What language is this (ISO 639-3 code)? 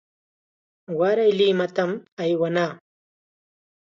qxa